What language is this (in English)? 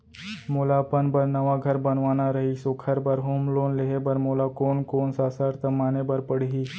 Chhattisgarhi